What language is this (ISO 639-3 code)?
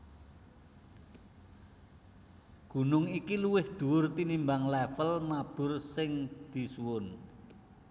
jav